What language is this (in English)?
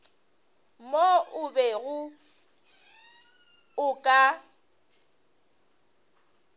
Northern Sotho